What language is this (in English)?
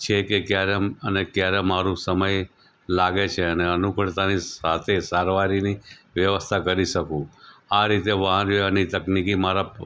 Gujarati